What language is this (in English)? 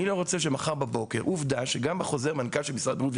Hebrew